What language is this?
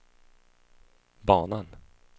Swedish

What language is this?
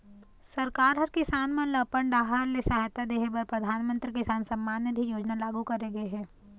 Chhattisgarhi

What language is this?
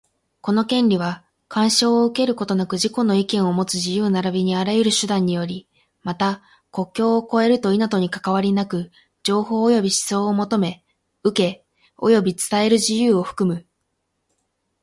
Japanese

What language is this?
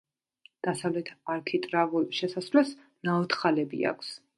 Georgian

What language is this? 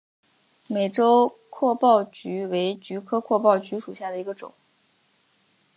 Chinese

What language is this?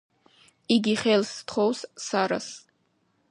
Georgian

